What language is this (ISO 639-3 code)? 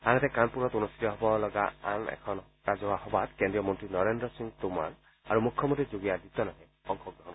asm